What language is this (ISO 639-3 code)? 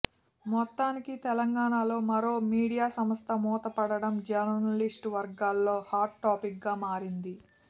tel